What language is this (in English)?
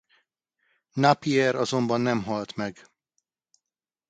Hungarian